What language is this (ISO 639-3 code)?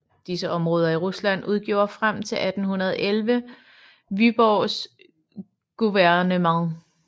dan